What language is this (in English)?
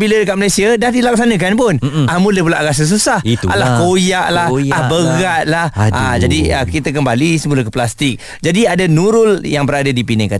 Malay